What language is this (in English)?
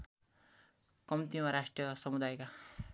Nepali